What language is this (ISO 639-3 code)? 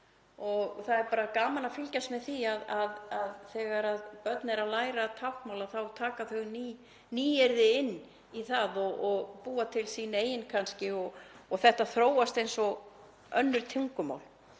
isl